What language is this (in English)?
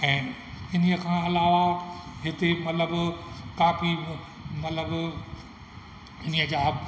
Sindhi